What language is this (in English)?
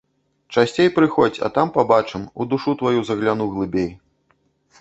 Belarusian